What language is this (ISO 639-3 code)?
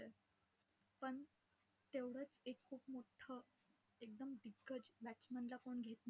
mar